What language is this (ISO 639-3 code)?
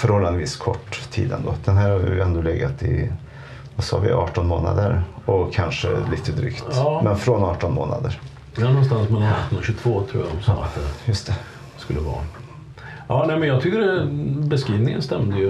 swe